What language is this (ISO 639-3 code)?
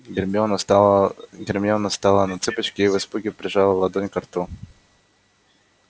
rus